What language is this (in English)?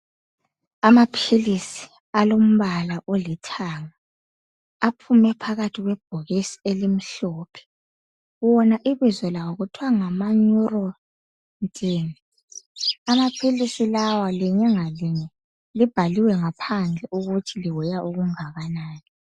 North Ndebele